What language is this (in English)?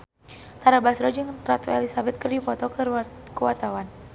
Sundanese